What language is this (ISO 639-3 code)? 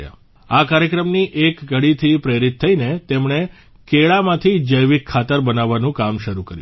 guj